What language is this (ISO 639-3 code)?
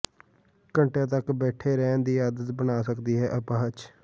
pan